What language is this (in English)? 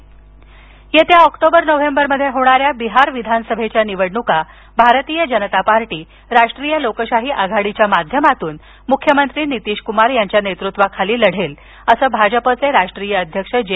Marathi